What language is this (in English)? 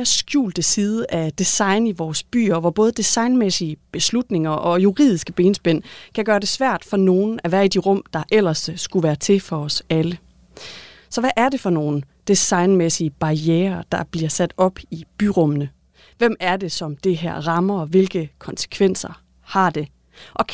Danish